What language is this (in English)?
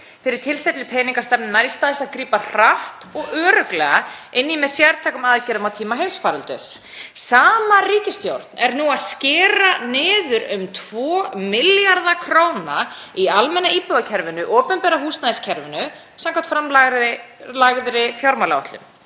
Icelandic